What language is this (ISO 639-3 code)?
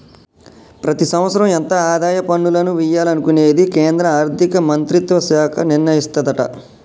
tel